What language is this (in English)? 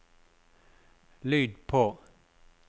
Norwegian